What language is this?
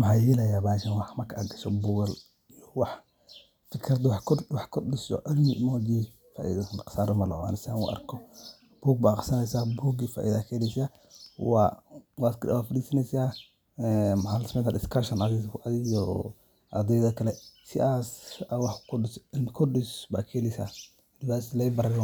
Somali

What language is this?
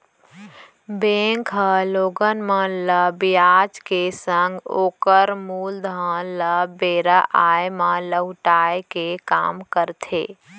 Chhattisgarhi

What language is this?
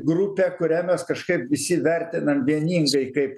Lithuanian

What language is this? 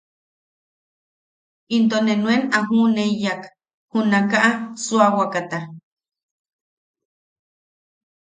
Yaqui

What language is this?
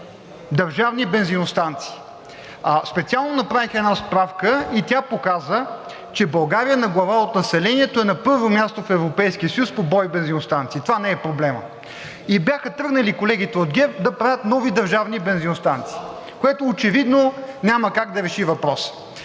Bulgarian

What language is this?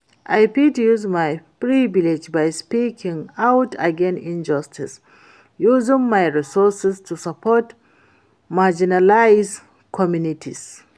Nigerian Pidgin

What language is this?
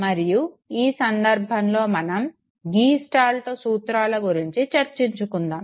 Telugu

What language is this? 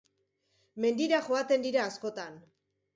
Basque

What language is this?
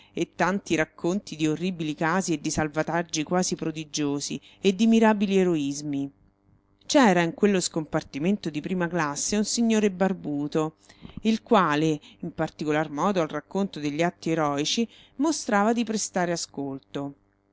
Italian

